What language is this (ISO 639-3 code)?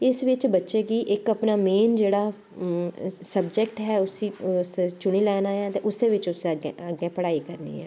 doi